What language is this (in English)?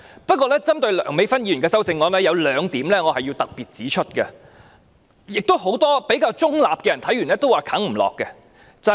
Cantonese